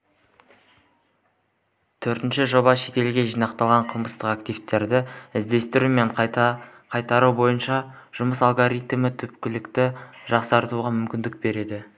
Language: Kazakh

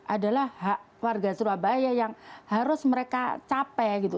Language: Indonesian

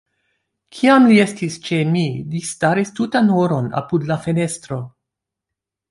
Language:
Esperanto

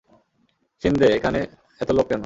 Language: Bangla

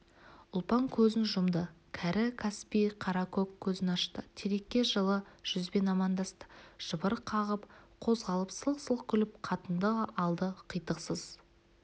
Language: Kazakh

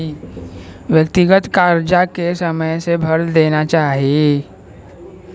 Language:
Bhojpuri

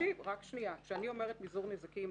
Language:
Hebrew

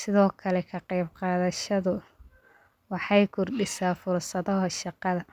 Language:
Somali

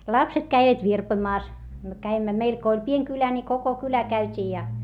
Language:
Finnish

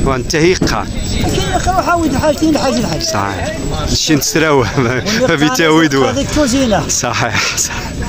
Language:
Arabic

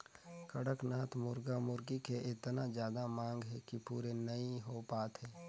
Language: Chhattisgarhi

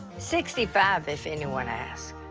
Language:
English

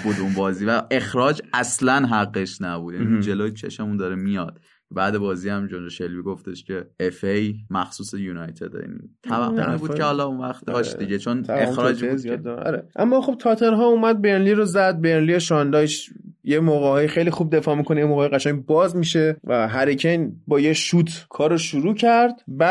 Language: Persian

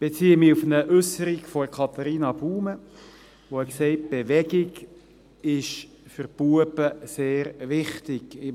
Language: Swiss German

